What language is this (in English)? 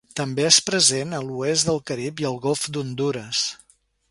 Catalan